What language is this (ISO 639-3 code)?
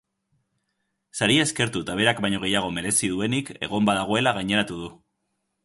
eus